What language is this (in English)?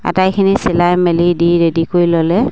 Assamese